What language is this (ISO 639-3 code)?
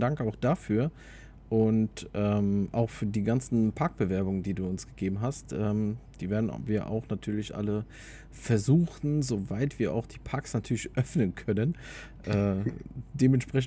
deu